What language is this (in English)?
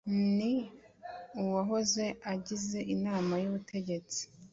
Kinyarwanda